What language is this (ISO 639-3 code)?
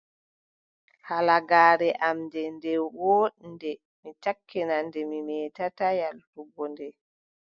fub